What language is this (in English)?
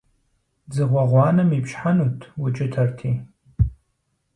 Kabardian